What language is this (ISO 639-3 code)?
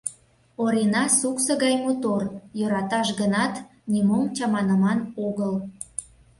chm